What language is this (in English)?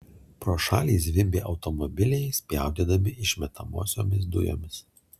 Lithuanian